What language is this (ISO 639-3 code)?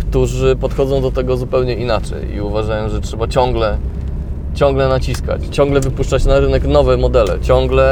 pol